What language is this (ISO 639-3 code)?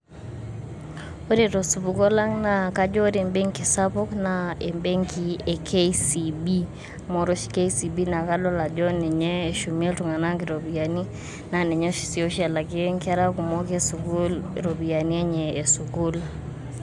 mas